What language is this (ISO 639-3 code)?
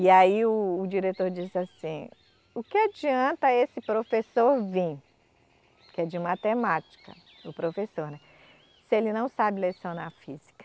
por